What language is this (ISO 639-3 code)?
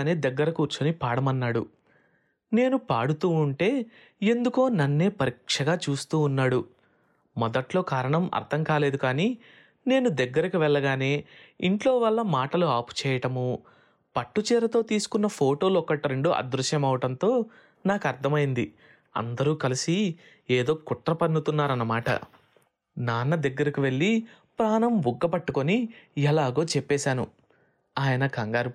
tel